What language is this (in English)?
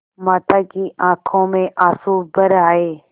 Hindi